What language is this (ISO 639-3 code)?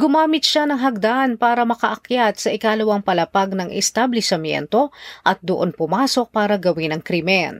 fil